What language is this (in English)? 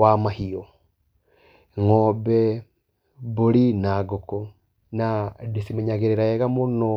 Kikuyu